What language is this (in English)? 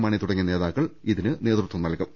Malayalam